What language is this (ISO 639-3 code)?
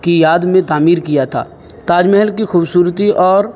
urd